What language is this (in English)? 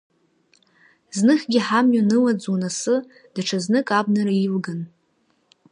Abkhazian